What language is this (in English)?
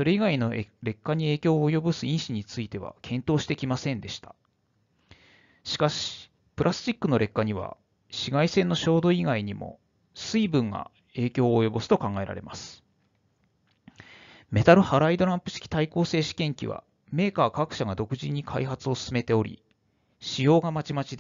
Japanese